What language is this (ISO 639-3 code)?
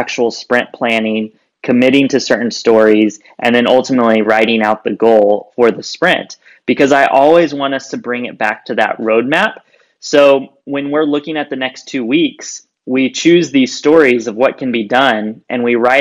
eng